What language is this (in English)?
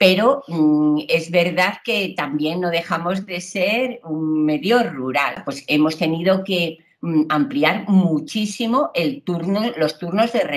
Spanish